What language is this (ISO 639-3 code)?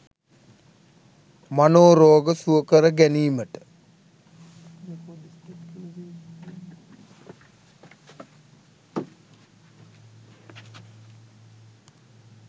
sin